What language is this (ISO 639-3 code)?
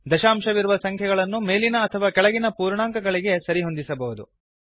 kan